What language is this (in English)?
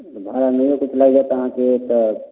Maithili